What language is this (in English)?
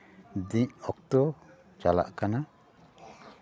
Santali